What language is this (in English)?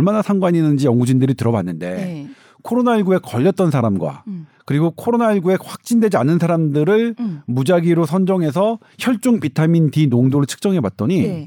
Korean